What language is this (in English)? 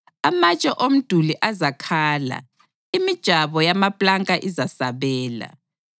North Ndebele